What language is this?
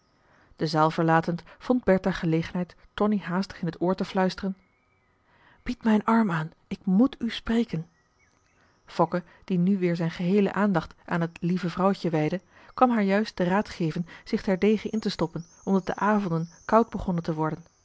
Dutch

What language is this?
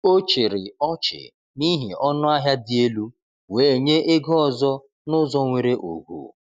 Igbo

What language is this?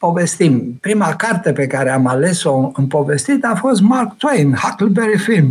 Romanian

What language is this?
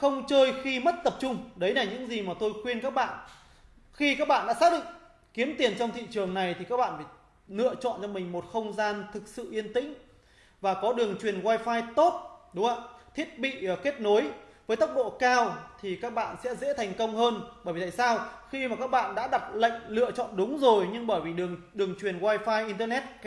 Vietnamese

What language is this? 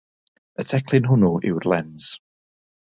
Welsh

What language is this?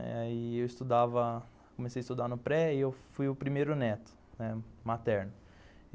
Portuguese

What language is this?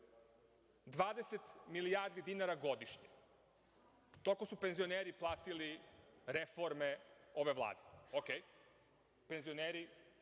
Serbian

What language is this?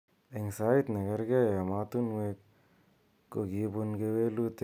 Kalenjin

